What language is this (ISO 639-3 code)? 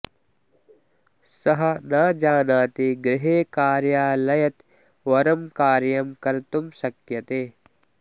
san